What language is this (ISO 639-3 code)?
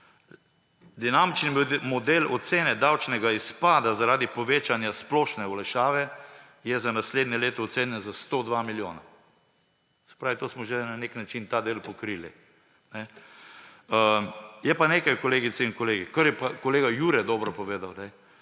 slv